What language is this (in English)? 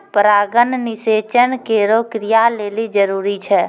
Maithili